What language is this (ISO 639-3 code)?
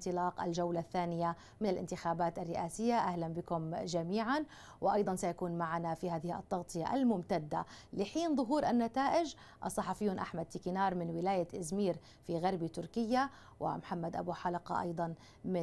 ara